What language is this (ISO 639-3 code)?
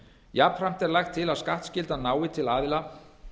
isl